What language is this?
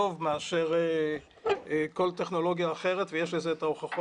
Hebrew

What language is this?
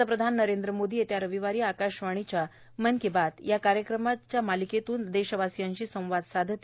Marathi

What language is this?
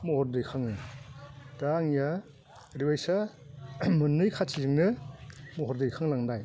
Bodo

